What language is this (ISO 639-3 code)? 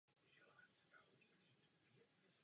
ces